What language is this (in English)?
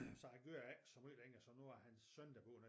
Danish